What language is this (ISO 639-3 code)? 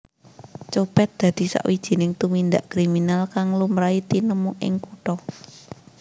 jav